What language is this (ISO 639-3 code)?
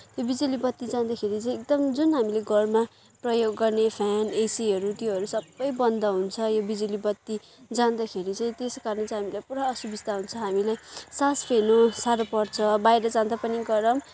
nep